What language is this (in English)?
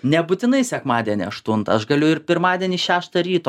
Lithuanian